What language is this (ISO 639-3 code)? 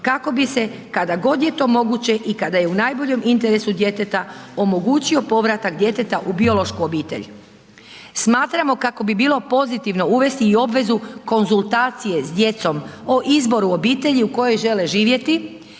hrv